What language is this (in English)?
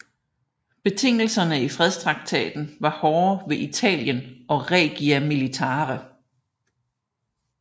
Danish